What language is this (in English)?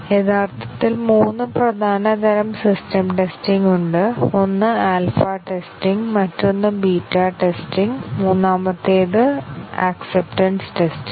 Malayalam